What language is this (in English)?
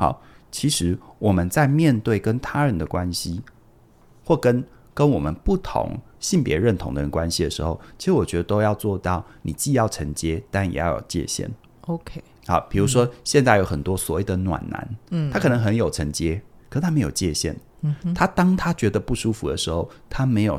Chinese